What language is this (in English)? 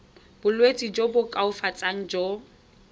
Tswana